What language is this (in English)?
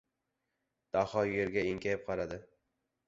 Uzbek